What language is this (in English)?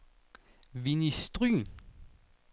Danish